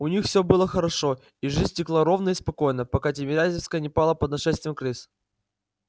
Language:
Russian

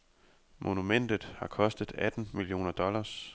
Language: Danish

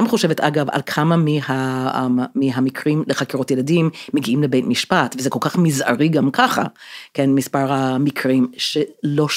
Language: Hebrew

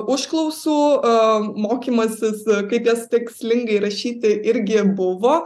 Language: Lithuanian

